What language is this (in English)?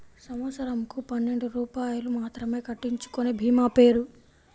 Telugu